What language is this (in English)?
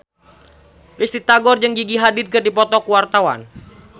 Sundanese